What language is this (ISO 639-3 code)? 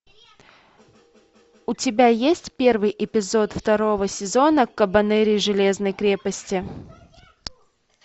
rus